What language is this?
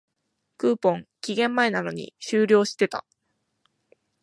Japanese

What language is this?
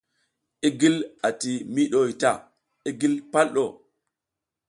South Giziga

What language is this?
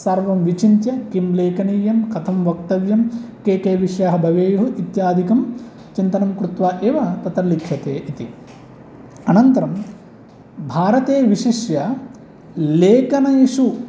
Sanskrit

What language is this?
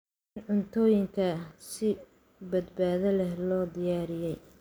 Somali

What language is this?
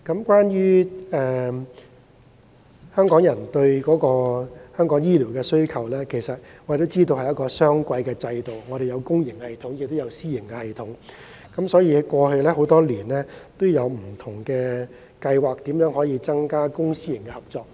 Cantonese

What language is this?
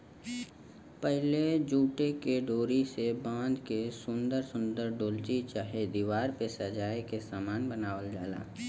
Bhojpuri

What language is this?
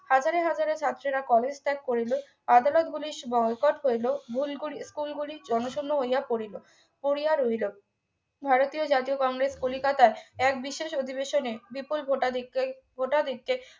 Bangla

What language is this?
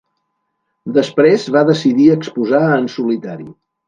Catalan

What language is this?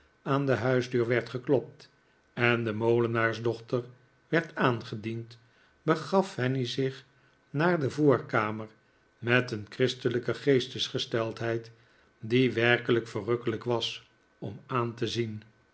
Dutch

